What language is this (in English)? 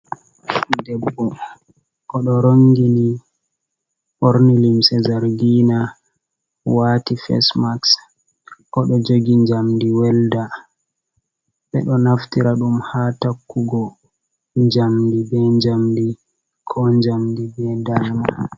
Fula